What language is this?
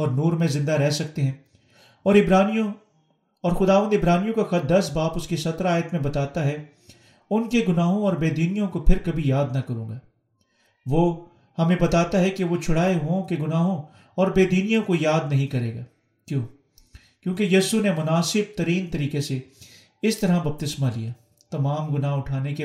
Urdu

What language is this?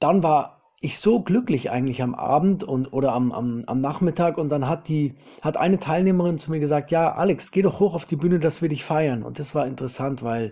German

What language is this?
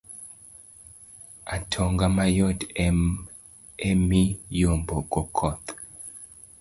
Luo (Kenya and Tanzania)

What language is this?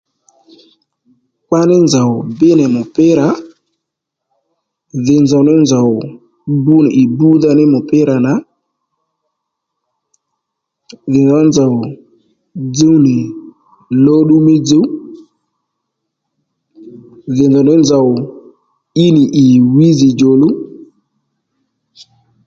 Lendu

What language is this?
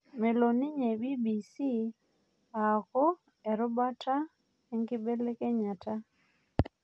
Masai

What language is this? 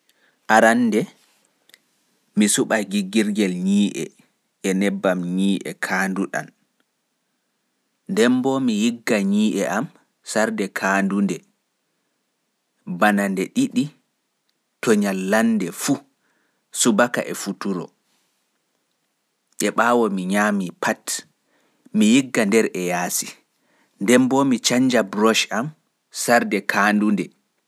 Pular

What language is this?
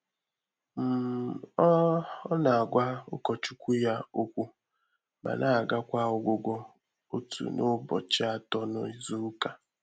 Igbo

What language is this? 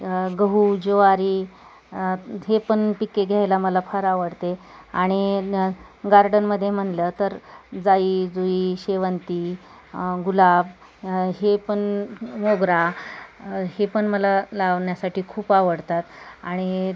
Marathi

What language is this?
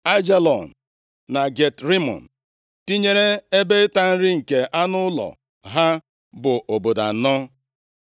Igbo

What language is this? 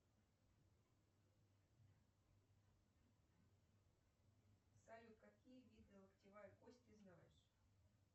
Russian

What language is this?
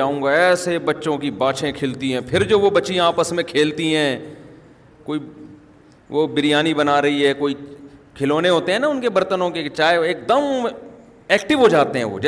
Urdu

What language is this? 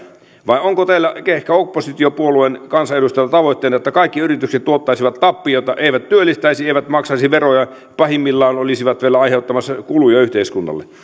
Finnish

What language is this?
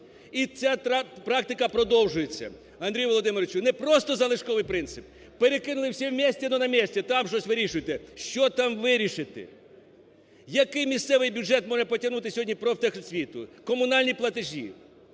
Ukrainian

